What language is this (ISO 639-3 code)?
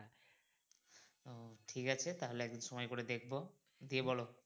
ben